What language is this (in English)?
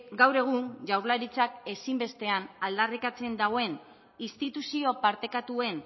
Basque